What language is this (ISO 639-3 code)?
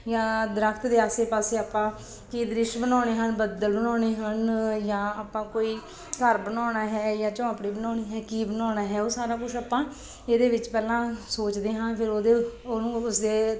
pan